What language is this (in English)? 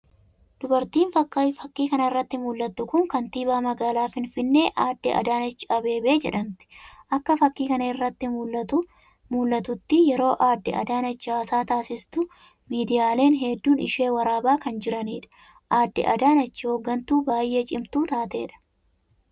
Oromo